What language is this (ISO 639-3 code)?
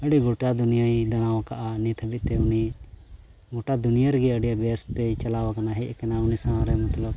sat